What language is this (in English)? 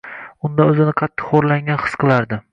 Uzbek